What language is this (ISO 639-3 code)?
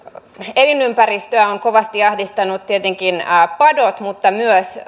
fin